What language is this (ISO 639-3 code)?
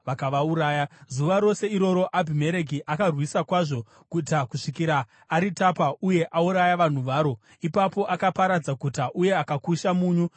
sna